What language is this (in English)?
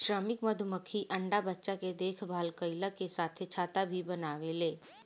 Bhojpuri